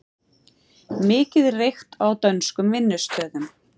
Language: Icelandic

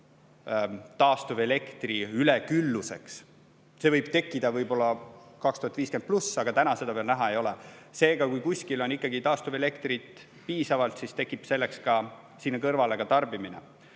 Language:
Estonian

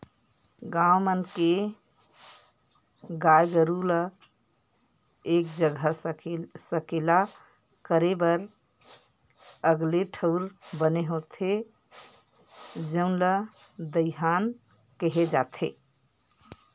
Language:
Chhattisgarhi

